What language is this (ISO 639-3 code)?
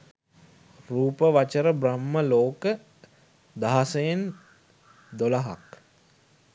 sin